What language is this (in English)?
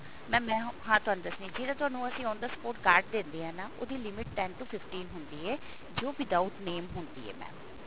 Punjabi